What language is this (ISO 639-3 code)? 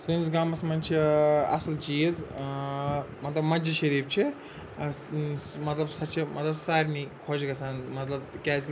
kas